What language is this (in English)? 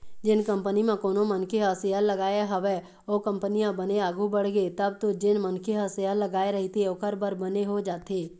Chhattisgarhi